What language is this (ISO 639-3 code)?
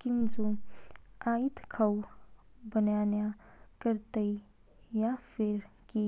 kfk